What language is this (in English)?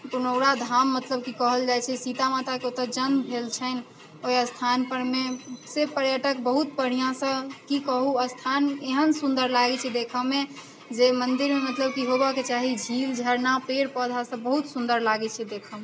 Maithili